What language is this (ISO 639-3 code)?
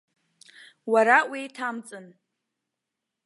abk